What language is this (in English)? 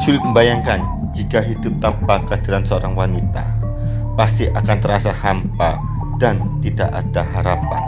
Indonesian